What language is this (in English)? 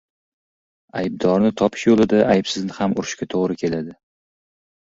Uzbek